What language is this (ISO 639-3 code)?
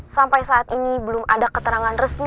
ind